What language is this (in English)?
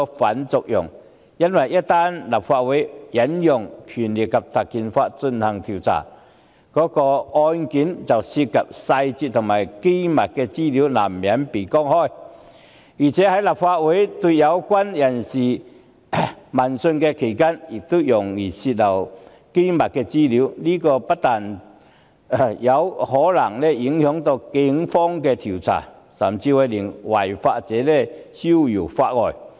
Cantonese